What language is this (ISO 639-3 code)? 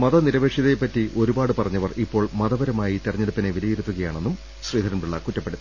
mal